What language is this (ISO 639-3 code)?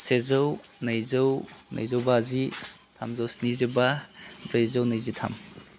brx